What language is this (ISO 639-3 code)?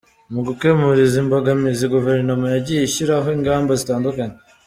kin